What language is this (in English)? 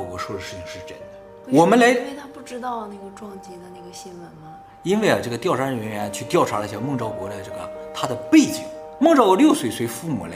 Chinese